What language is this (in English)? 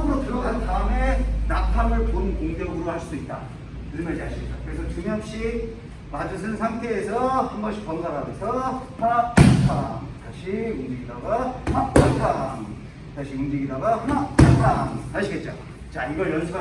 Korean